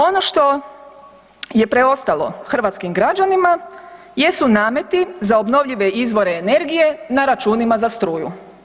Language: Croatian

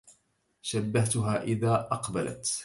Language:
Arabic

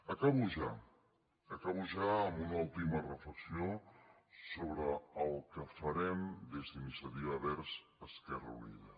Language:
Catalan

